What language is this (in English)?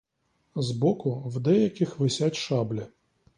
Ukrainian